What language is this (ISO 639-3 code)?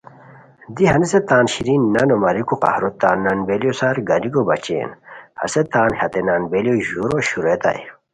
khw